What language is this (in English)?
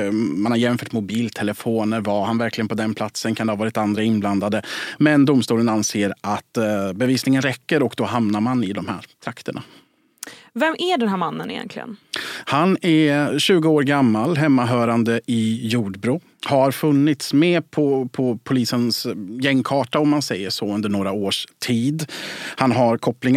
Swedish